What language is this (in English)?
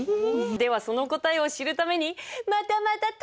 Japanese